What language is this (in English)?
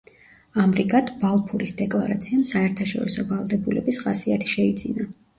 Georgian